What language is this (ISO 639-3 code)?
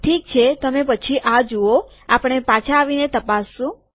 guj